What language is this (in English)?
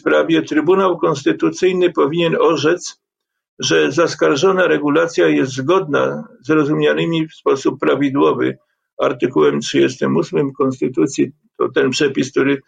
Polish